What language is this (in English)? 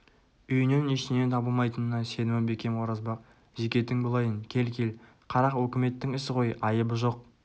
Kazakh